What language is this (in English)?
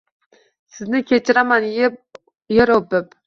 Uzbek